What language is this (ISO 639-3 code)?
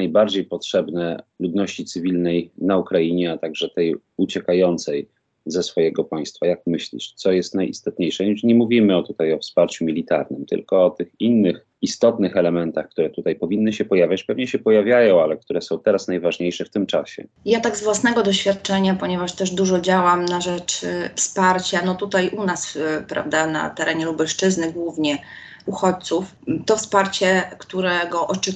pol